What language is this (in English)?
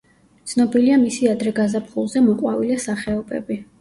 Georgian